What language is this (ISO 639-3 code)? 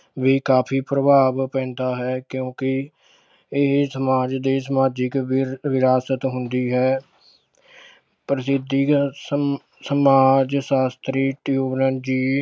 pan